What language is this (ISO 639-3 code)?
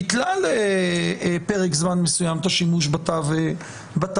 heb